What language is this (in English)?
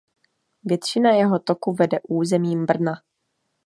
Czech